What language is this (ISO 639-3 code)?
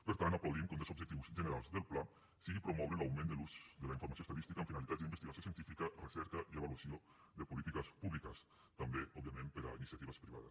cat